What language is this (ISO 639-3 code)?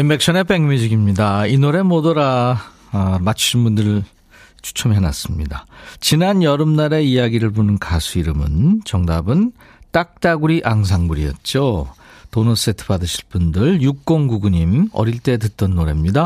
kor